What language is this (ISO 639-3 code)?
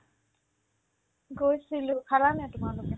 asm